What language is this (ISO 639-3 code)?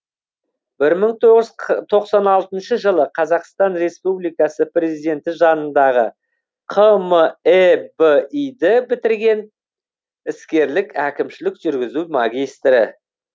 kaz